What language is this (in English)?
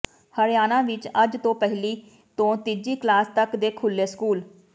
Punjabi